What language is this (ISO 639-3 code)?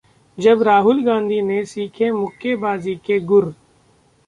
hin